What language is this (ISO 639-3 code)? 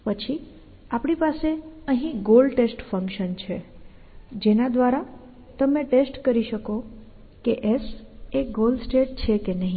guj